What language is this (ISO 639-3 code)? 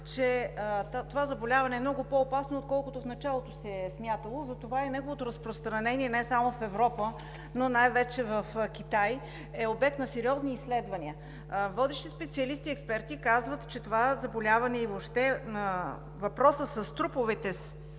bul